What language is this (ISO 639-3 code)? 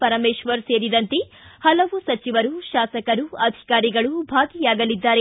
kan